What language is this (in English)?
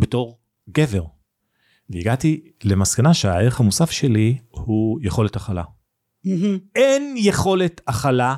Hebrew